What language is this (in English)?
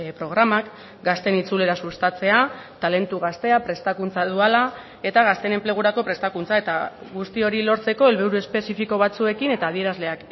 Basque